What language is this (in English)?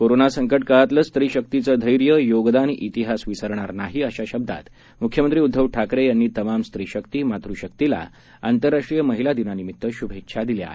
Marathi